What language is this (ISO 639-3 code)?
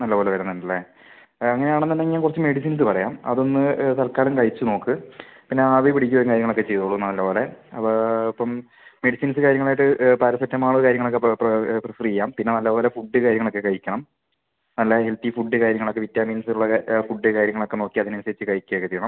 mal